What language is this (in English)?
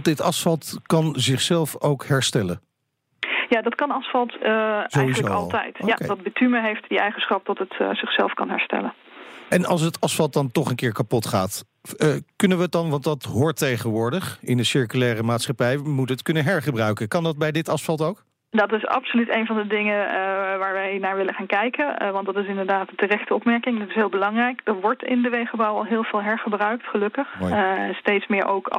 Dutch